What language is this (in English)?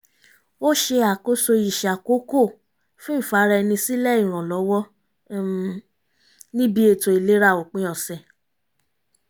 Yoruba